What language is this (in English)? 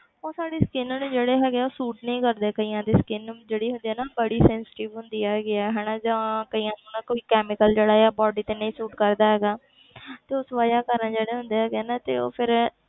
Punjabi